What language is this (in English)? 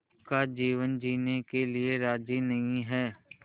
Hindi